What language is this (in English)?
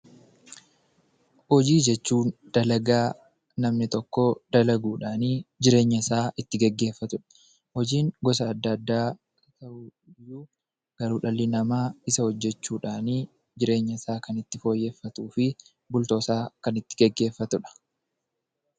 Oromo